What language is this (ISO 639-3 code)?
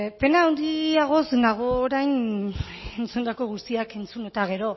eus